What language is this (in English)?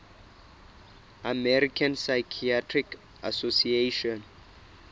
Southern Sotho